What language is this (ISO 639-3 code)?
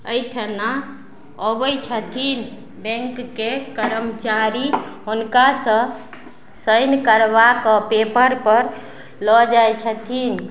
mai